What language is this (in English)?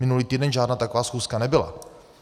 Czech